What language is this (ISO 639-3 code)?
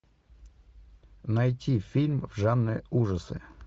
rus